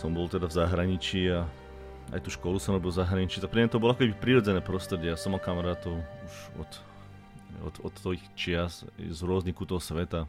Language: Slovak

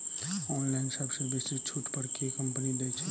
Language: Maithili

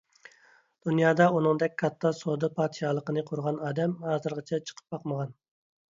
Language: Uyghur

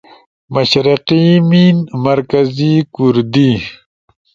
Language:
Ushojo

